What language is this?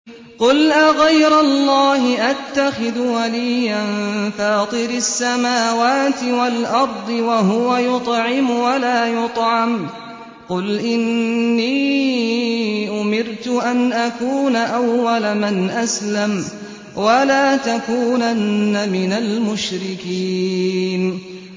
Arabic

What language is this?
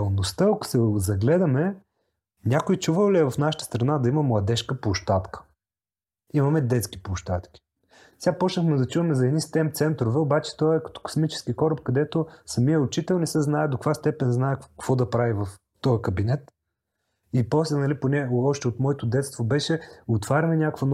Bulgarian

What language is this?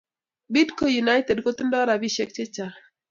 Kalenjin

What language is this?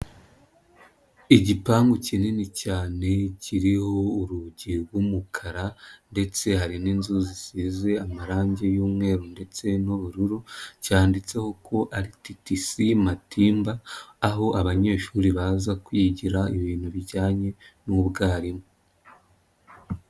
Kinyarwanda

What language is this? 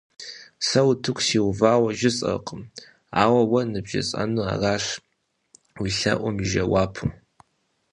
Kabardian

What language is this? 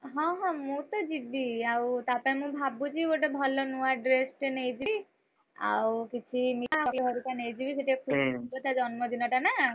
Odia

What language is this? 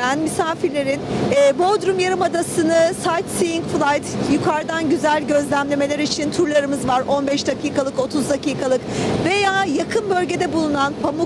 Turkish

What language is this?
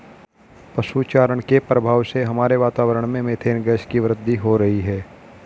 Hindi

